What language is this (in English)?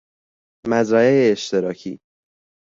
Persian